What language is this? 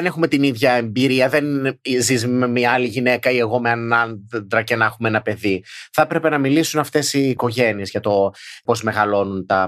Greek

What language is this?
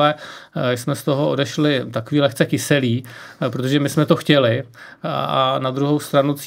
Czech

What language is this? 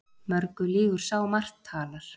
Icelandic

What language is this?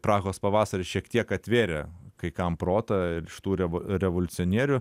Lithuanian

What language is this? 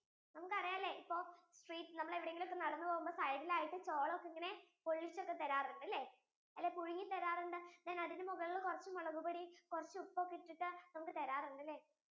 Malayalam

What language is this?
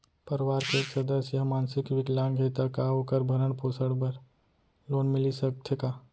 Chhattisgarhi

